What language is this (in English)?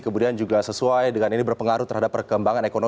Indonesian